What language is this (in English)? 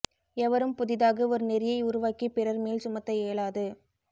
Tamil